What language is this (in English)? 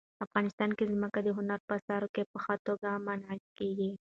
Pashto